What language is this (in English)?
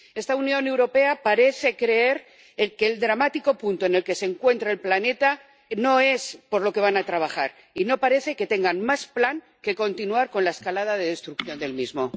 Spanish